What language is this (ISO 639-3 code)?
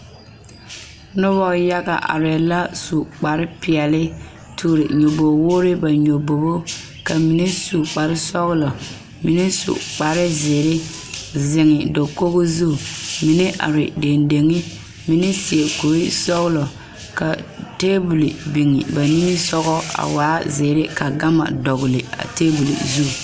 dga